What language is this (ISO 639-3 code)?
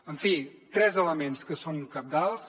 cat